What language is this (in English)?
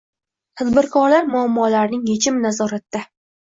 Uzbek